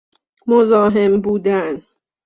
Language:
Persian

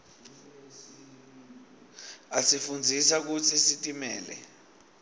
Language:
Swati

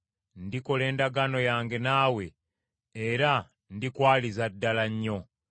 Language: Ganda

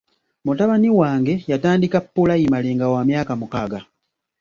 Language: Ganda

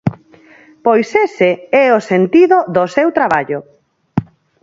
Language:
Galician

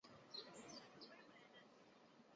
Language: Chinese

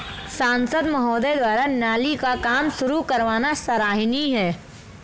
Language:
Hindi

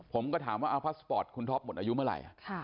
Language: Thai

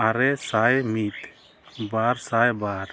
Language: Santali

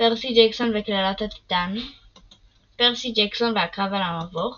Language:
Hebrew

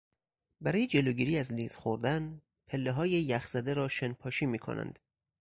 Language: Persian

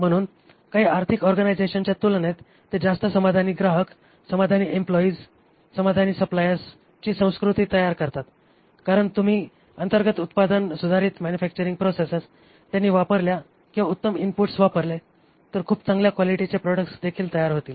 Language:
Marathi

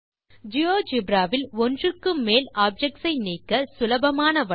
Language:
Tamil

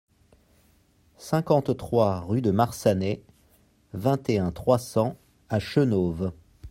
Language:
French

